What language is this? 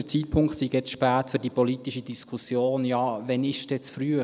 Swiss German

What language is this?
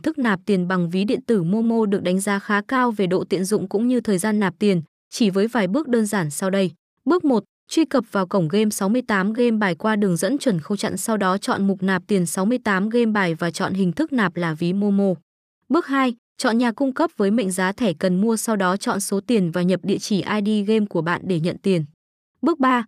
Vietnamese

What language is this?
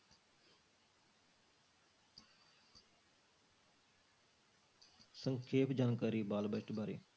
Punjabi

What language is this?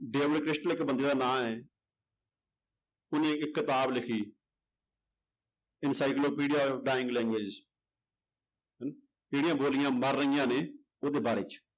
Punjabi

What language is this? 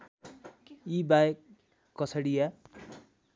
Nepali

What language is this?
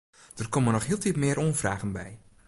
Western Frisian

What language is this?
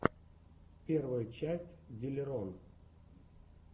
Russian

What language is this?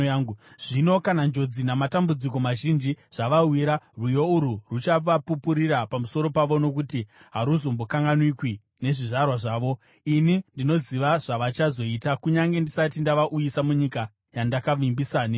Shona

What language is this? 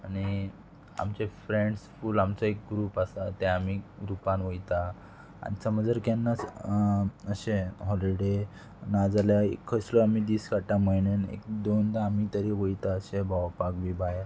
Konkani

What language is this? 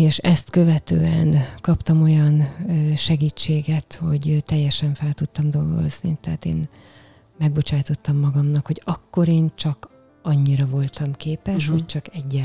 Hungarian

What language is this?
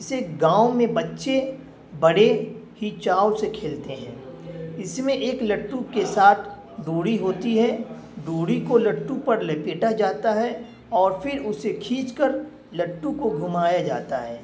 Urdu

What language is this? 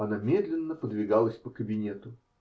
Russian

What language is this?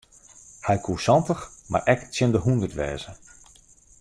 Western Frisian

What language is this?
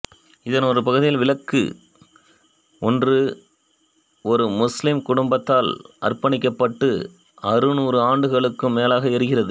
Tamil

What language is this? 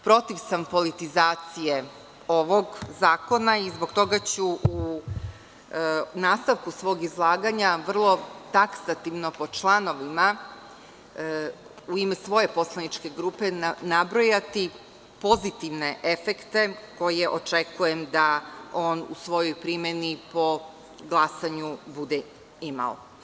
Serbian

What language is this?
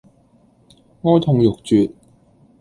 Cantonese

